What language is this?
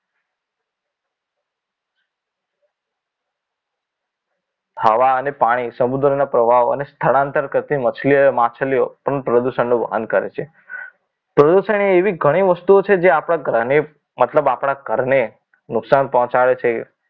Gujarati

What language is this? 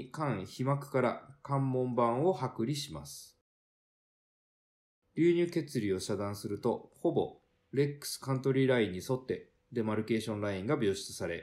Japanese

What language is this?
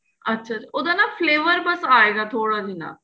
Punjabi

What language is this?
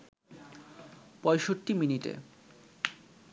Bangla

